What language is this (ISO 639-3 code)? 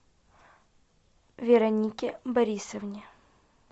rus